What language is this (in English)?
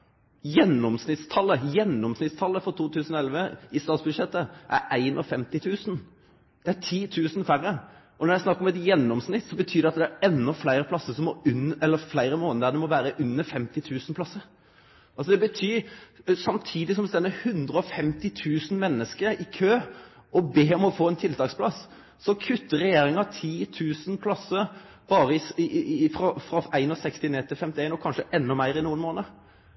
Norwegian Nynorsk